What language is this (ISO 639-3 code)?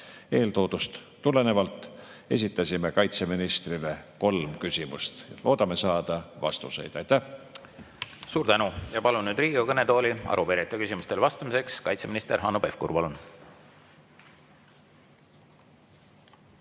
est